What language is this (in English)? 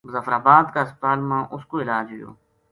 Gujari